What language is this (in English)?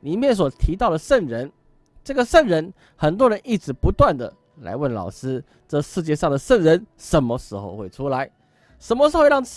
Chinese